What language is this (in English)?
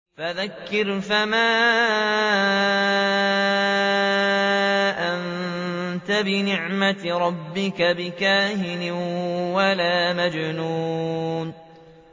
Arabic